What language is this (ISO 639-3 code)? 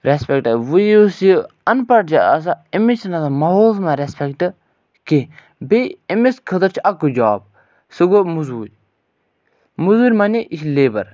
kas